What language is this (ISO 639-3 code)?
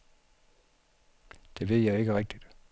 dan